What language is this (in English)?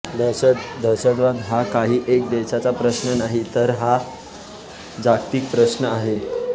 Marathi